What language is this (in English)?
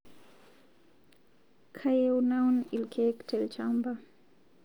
Masai